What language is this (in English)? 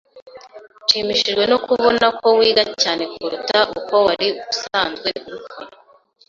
Kinyarwanda